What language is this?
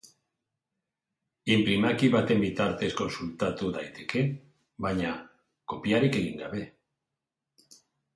Basque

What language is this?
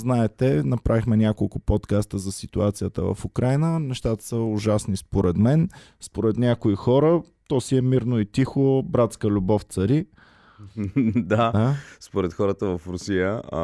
Bulgarian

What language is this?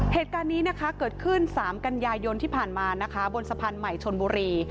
Thai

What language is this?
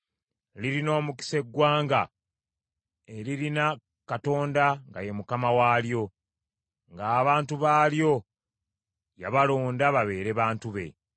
Ganda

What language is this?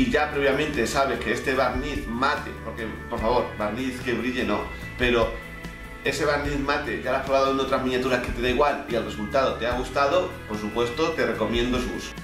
Spanish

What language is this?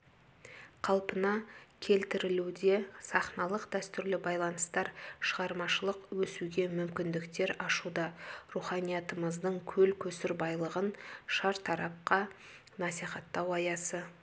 Kazakh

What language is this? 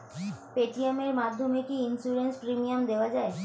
Bangla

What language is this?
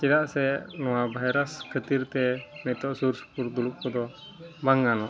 Santali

